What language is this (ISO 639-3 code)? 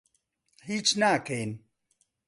ckb